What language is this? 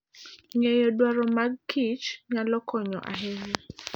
Luo (Kenya and Tanzania)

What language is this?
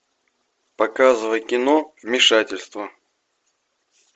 Russian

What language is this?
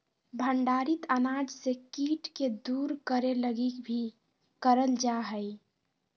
Magahi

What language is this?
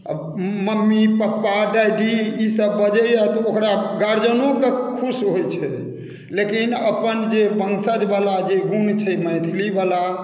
Maithili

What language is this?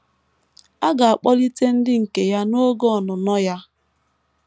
Igbo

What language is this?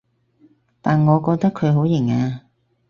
Cantonese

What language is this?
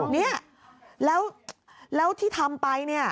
Thai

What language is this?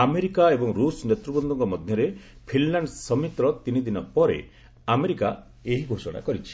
Odia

